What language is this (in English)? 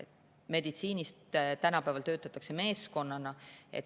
Estonian